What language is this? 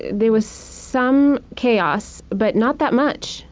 English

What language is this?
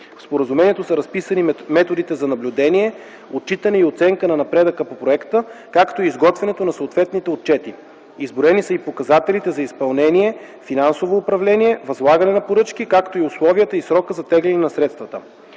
Bulgarian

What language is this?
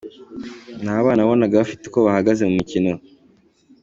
Kinyarwanda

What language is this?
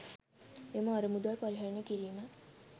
Sinhala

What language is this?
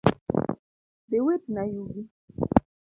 Luo (Kenya and Tanzania)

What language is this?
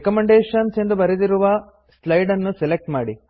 Kannada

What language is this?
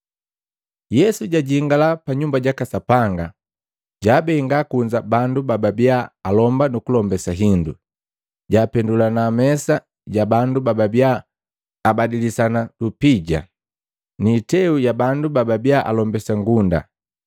Matengo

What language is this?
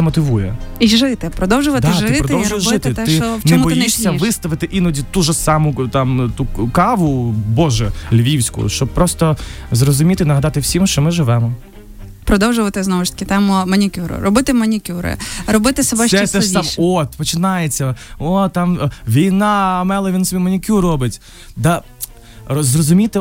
Ukrainian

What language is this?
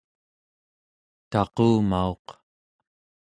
Central Yupik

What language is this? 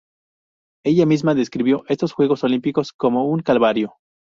Spanish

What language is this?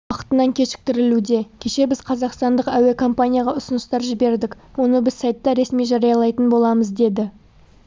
Kazakh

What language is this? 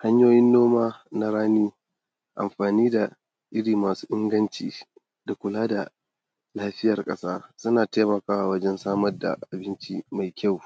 Hausa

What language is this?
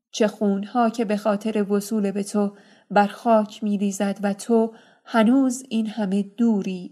Persian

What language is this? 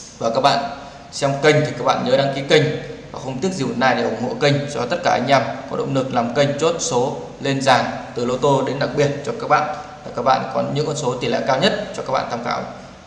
Vietnamese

